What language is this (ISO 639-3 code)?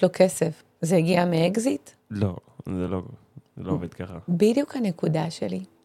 heb